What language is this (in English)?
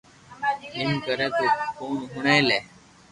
Loarki